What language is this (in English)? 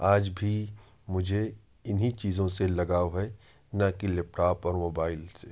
Urdu